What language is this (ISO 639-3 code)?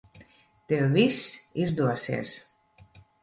lav